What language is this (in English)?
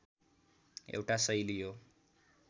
Nepali